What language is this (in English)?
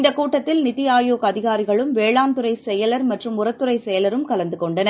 Tamil